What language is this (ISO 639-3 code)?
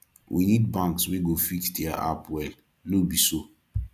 pcm